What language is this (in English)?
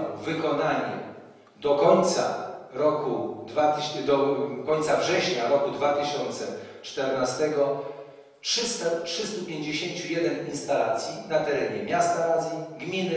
Polish